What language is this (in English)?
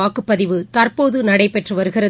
Tamil